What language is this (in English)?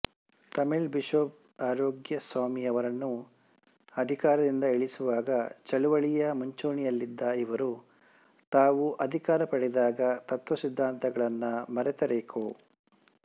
Kannada